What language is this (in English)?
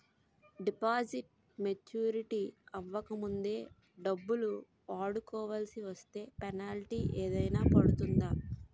Telugu